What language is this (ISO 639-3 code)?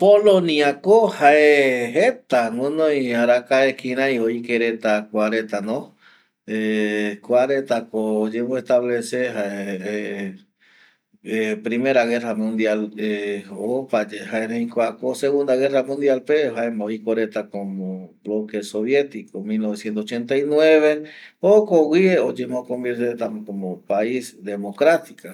gui